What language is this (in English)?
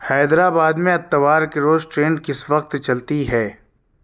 Urdu